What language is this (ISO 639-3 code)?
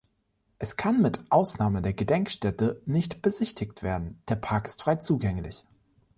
deu